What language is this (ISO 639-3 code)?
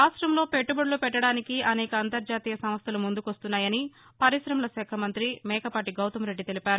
tel